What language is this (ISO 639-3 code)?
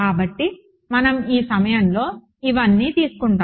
tel